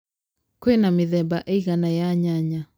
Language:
Kikuyu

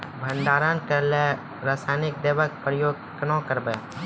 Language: Maithili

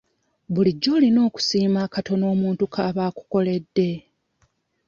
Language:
Ganda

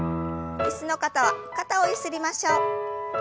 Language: Japanese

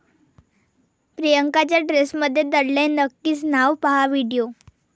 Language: Marathi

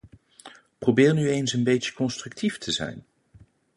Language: Dutch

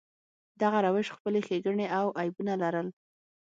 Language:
Pashto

